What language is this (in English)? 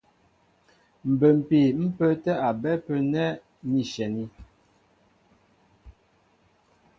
Mbo (Cameroon)